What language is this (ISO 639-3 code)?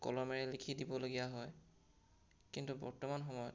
asm